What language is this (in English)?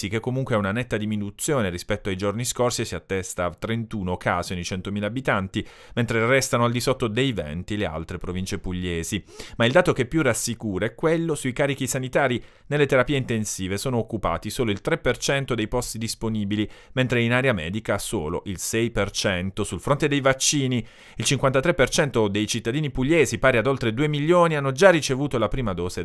Italian